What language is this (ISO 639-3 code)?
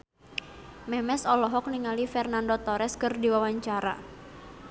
sun